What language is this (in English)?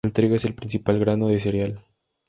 Spanish